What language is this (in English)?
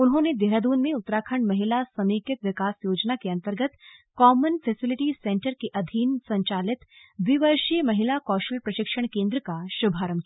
Hindi